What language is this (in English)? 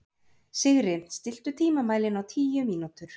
Icelandic